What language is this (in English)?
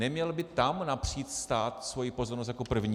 Czech